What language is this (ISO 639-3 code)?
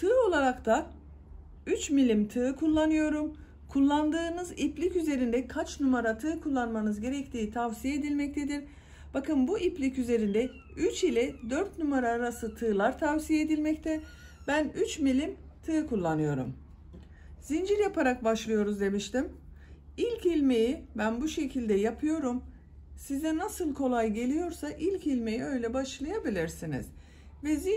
tur